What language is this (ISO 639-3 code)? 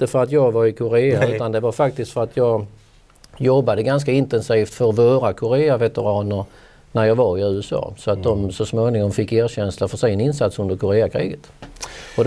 swe